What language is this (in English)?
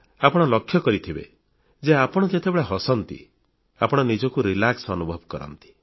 Odia